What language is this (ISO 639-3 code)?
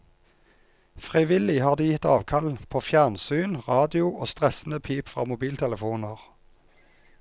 nor